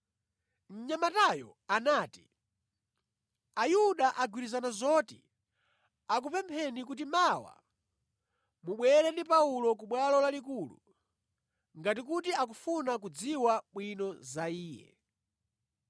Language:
Nyanja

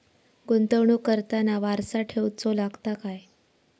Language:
Marathi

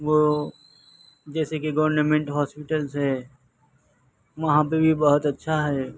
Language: Urdu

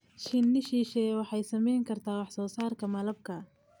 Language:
Somali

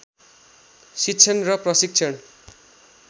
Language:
Nepali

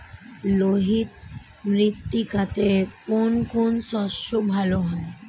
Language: Bangla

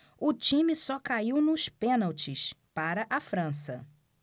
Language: Portuguese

